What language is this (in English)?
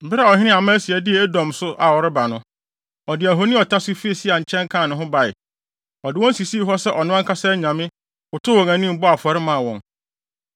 Akan